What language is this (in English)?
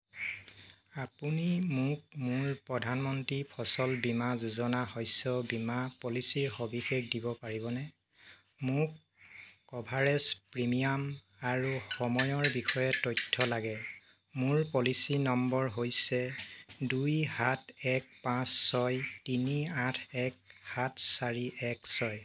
Assamese